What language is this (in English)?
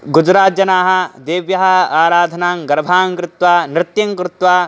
Sanskrit